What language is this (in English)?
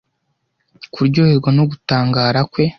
Kinyarwanda